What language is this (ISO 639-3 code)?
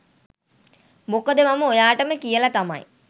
sin